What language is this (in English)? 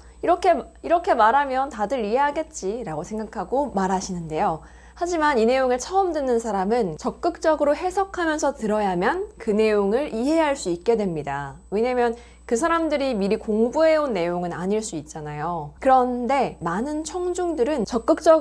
Korean